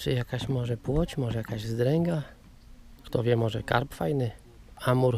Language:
Polish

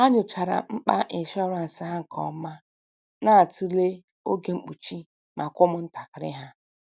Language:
Igbo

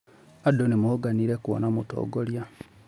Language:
Kikuyu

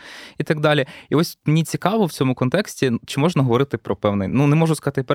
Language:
Ukrainian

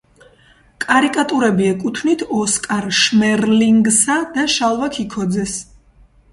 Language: Georgian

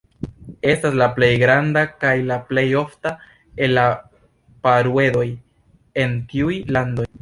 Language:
Esperanto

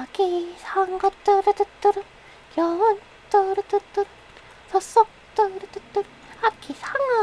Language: Korean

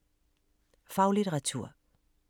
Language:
Danish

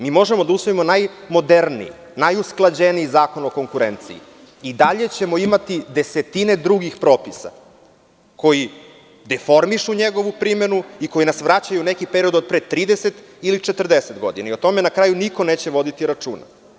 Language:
Serbian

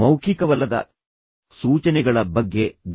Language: Kannada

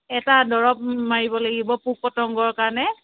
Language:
Assamese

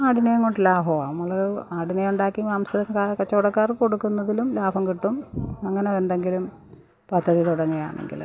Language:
Malayalam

